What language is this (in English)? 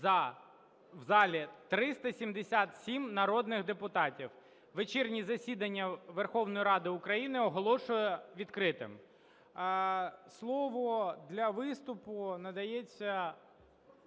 Ukrainian